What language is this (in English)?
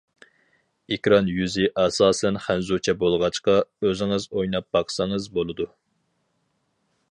Uyghur